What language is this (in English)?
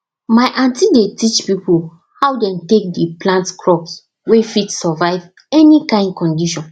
Nigerian Pidgin